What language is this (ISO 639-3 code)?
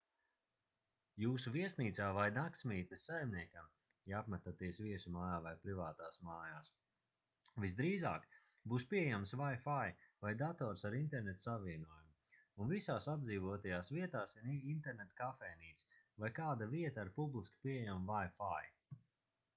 lav